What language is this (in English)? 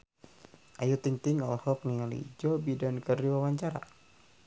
Sundanese